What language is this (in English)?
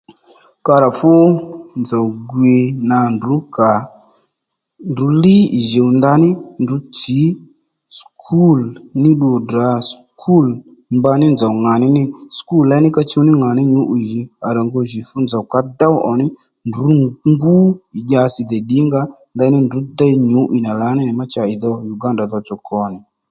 Lendu